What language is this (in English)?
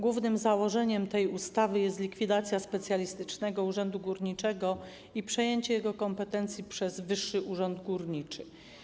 Polish